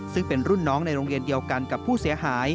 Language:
Thai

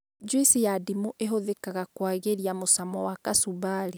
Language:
Kikuyu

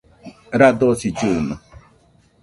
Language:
Nüpode Huitoto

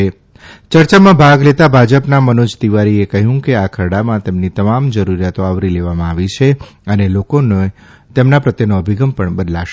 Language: Gujarati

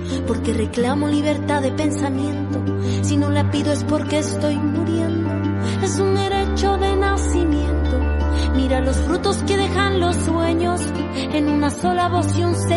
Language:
Spanish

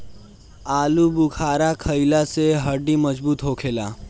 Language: Bhojpuri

